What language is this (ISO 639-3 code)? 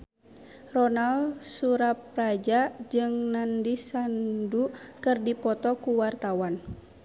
sun